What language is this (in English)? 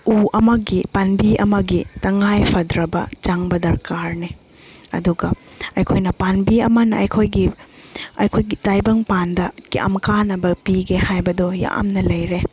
Manipuri